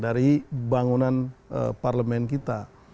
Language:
Indonesian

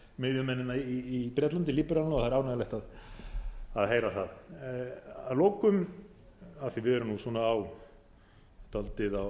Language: Icelandic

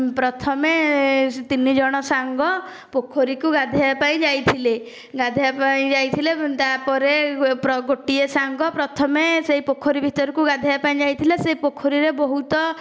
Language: Odia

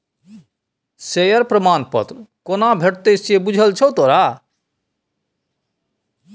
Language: Maithili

